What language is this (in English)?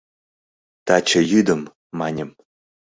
Mari